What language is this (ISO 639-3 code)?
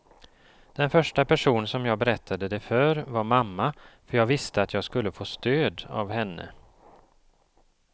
swe